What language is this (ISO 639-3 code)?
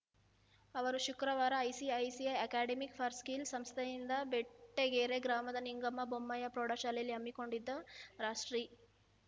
kan